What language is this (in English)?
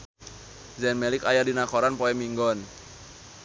Sundanese